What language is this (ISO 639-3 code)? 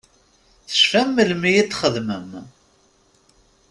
kab